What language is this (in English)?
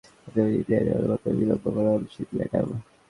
Bangla